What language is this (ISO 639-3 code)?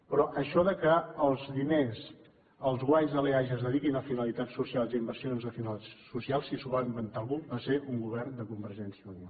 cat